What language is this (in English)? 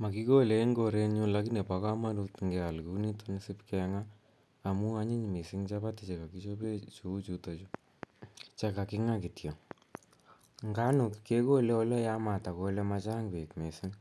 Kalenjin